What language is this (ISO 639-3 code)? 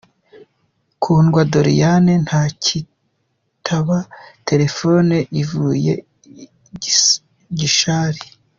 kin